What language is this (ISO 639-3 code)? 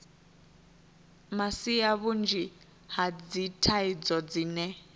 ven